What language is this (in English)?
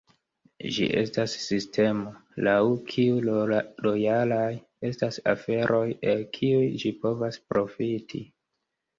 Esperanto